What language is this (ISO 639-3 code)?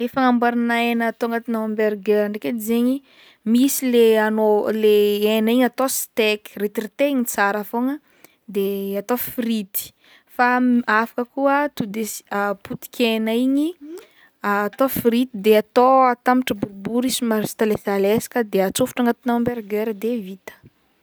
bmm